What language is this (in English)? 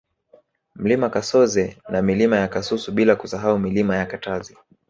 Swahili